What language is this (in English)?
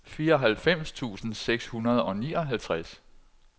Danish